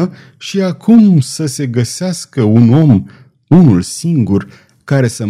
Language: Romanian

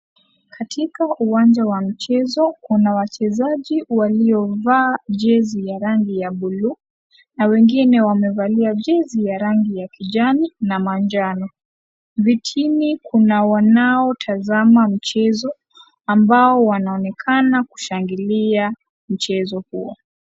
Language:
Swahili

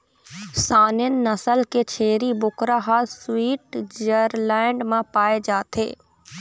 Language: Chhattisgarhi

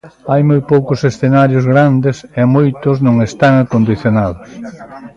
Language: Galician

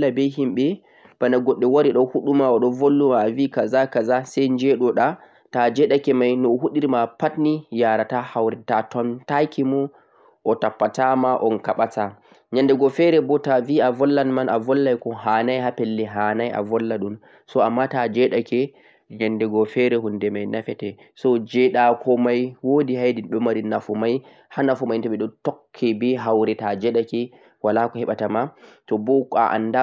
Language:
Central-Eastern Niger Fulfulde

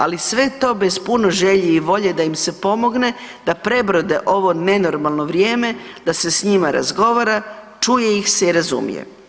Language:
Croatian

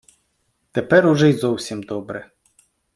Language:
Ukrainian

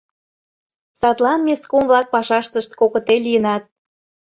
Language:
Mari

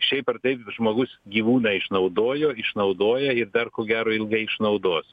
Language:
Lithuanian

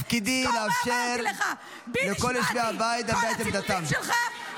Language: Hebrew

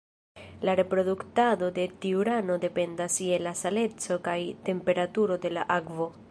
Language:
Esperanto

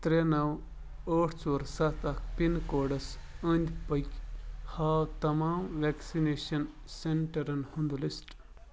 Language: Kashmiri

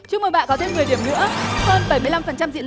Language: Vietnamese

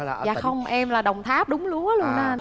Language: Vietnamese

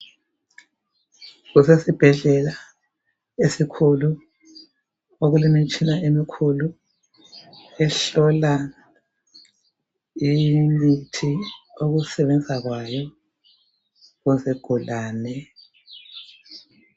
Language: North Ndebele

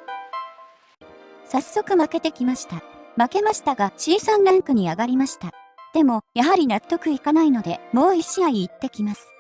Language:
Japanese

